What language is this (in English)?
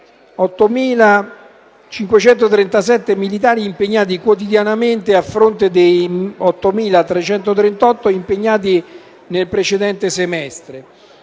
Italian